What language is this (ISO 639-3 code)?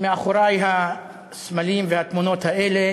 heb